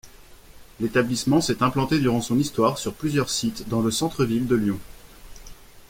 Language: French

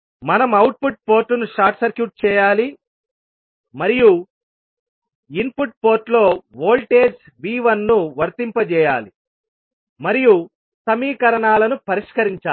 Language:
Telugu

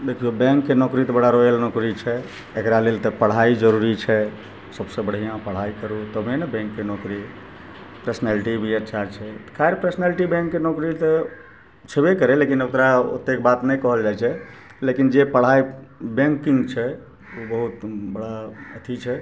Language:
Maithili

